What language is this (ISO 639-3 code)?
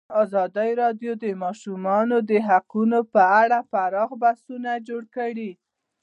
pus